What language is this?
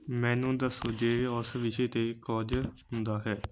Punjabi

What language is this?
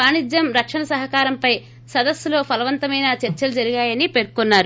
Telugu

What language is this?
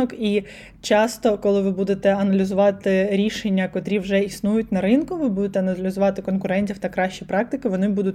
Ukrainian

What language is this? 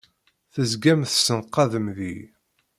Kabyle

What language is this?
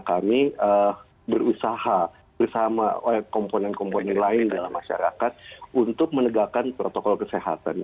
Indonesian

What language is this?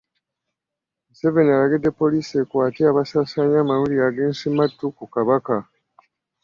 Ganda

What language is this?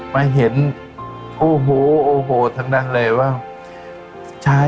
Thai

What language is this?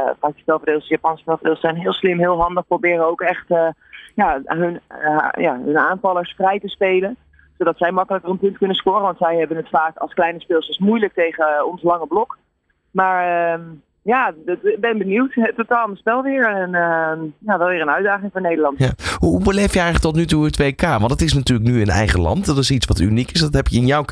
Dutch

